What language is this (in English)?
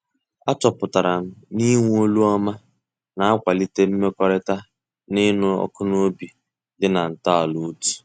Igbo